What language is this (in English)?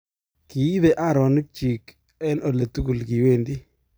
Kalenjin